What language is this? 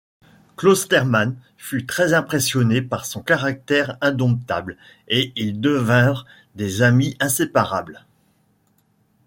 French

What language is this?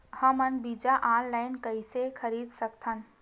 Chhattisgarhi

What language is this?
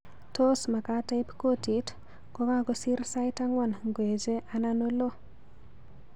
Kalenjin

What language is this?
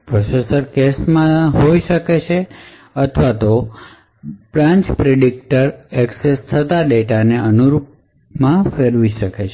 Gujarati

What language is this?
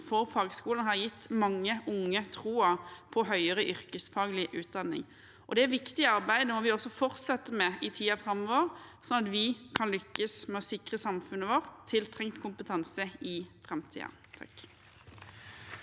Norwegian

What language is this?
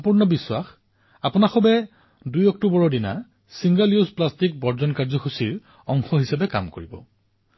Assamese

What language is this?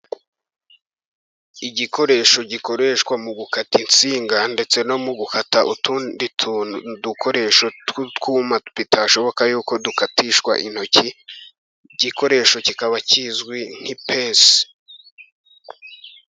Kinyarwanda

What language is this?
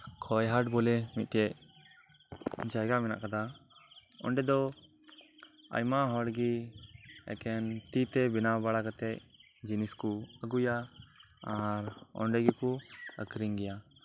Santali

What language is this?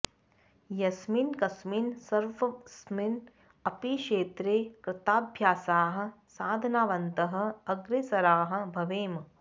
Sanskrit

